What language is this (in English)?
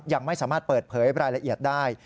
Thai